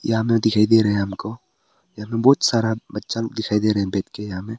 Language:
Hindi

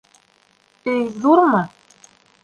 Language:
Bashkir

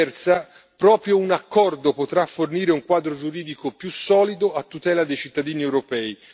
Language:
Italian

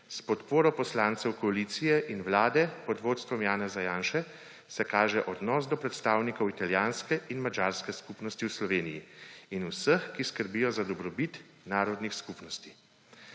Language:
Slovenian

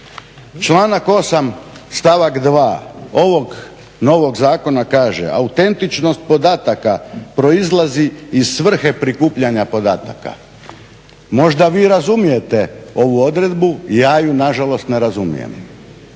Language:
Croatian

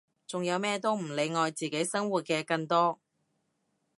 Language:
Cantonese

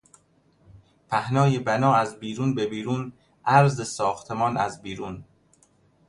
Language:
Persian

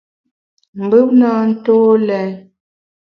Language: Bamun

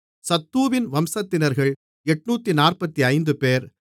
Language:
Tamil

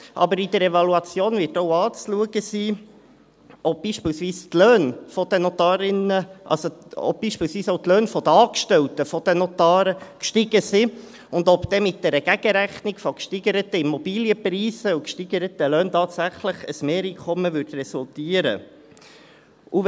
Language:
Swiss German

